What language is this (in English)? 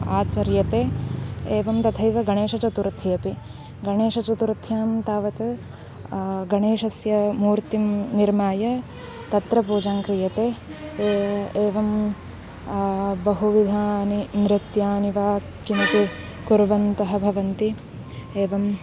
Sanskrit